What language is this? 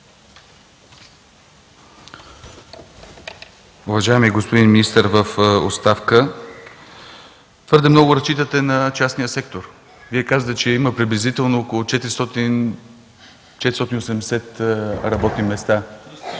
Bulgarian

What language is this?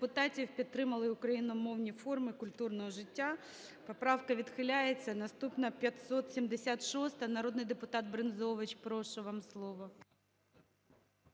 Ukrainian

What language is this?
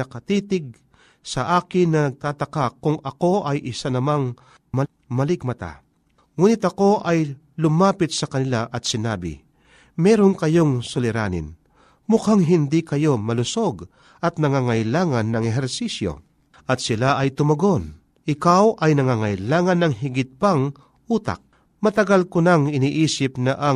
Filipino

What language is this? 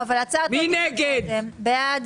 Hebrew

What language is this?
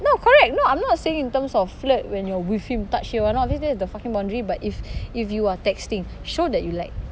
English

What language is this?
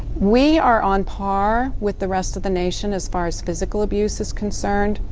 English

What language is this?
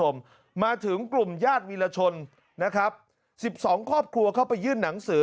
Thai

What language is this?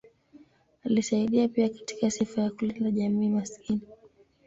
Swahili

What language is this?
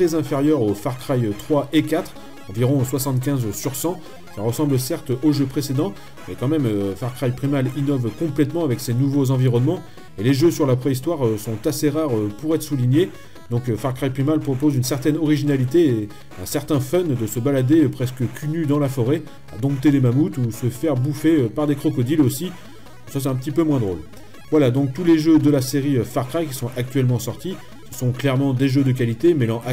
French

